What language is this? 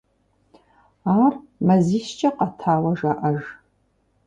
Kabardian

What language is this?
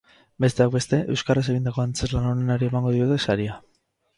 Basque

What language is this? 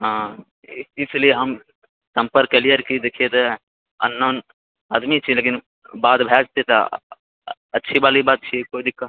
Maithili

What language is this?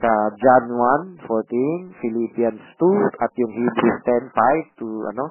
Filipino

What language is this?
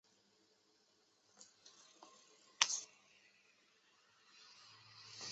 Chinese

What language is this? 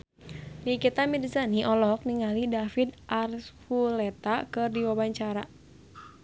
Sundanese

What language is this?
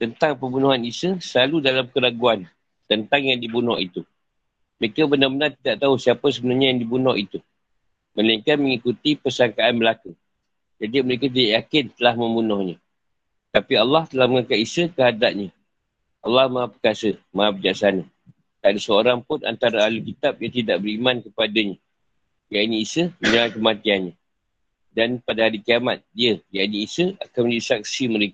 Malay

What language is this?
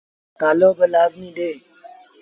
Sindhi Bhil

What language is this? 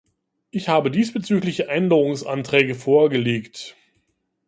German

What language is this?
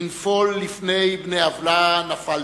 Hebrew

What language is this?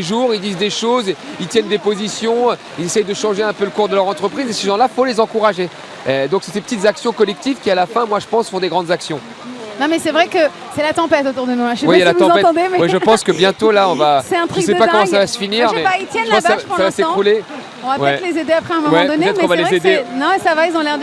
French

